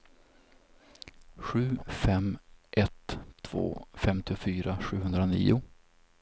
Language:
Swedish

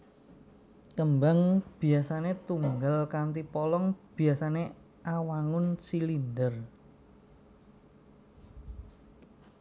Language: Javanese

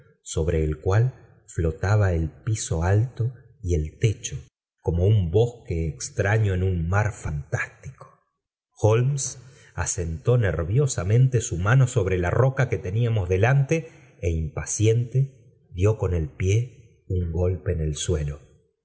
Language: Spanish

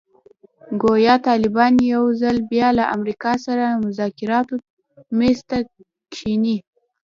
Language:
Pashto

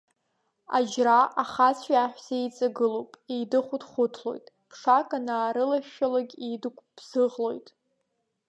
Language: Abkhazian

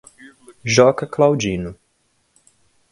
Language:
Portuguese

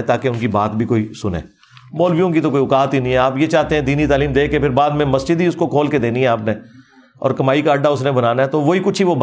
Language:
Urdu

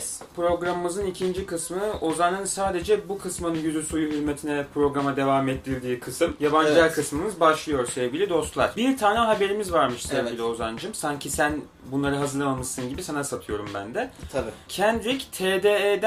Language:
Turkish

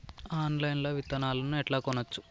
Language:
Telugu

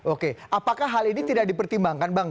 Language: Indonesian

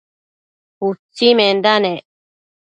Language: Matsés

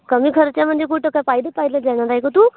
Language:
Marathi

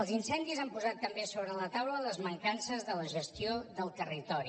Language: Catalan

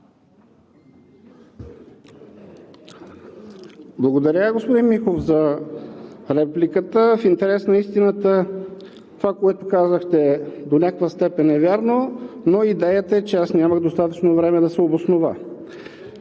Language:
Bulgarian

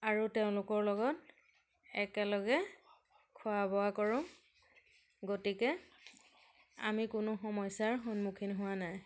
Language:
Assamese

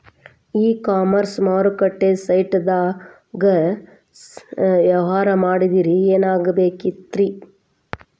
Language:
Kannada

